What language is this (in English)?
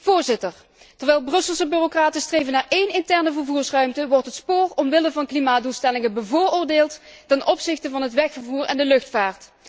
Dutch